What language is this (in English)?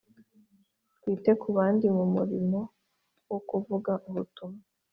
Kinyarwanda